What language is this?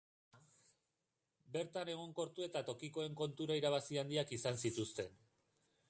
Basque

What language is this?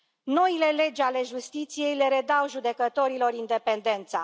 Romanian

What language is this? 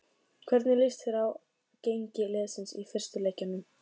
Icelandic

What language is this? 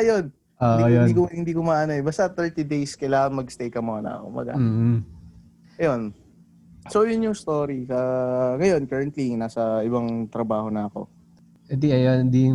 Filipino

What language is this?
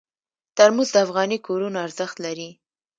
Pashto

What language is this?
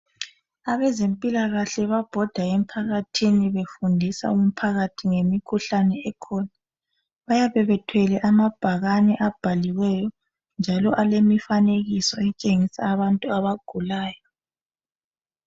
North Ndebele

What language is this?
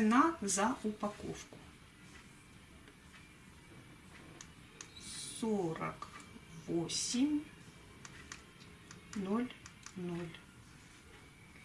Russian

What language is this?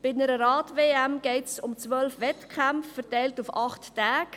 Swiss German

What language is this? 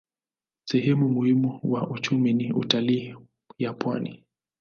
Swahili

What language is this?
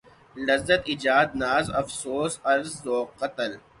Urdu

